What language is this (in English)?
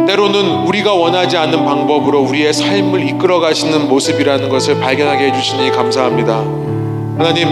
Korean